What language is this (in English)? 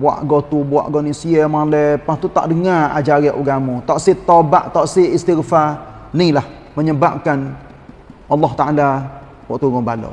Malay